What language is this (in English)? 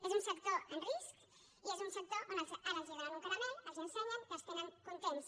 Catalan